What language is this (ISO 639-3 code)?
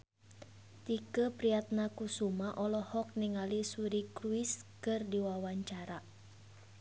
sun